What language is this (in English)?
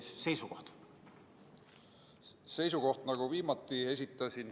Estonian